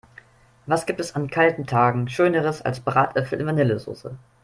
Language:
German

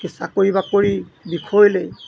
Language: Assamese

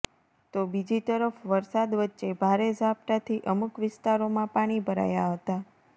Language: Gujarati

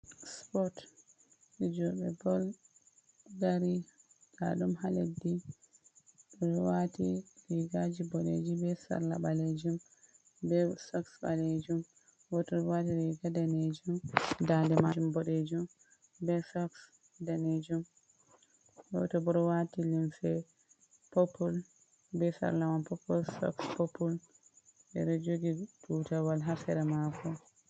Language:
Fula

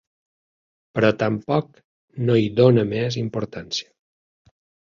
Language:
Catalan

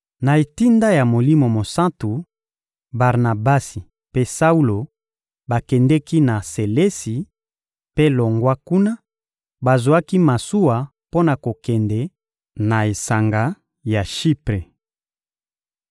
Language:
Lingala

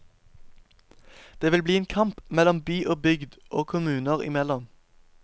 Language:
Norwegian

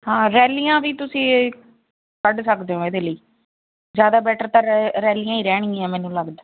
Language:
Punjabi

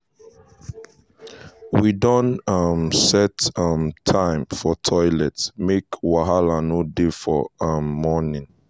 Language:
Nigerian Pidgin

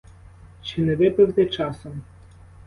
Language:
Ukrainian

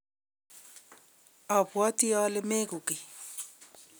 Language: Kalenjin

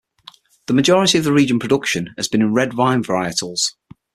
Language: English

